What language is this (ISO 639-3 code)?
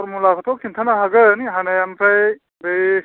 brx